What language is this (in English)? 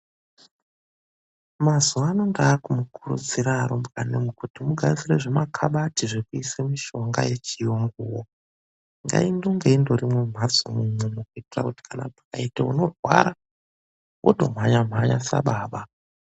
Ndau